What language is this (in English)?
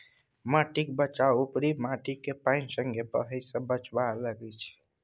Maithili